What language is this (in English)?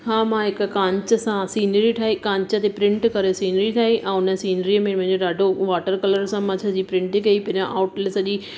Sindhi